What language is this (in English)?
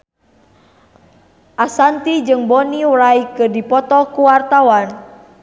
Sundanese